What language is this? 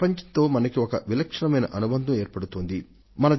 Telugu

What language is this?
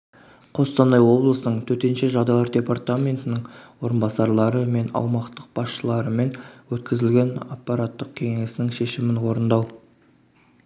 Kazakh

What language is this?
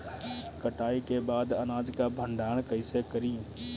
Bhojpuri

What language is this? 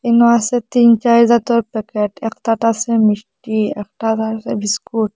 Bangla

